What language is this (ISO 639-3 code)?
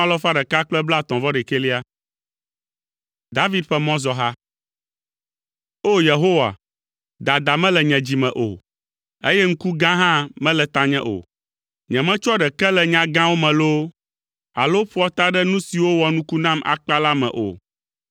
ewe